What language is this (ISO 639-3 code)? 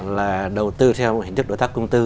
vie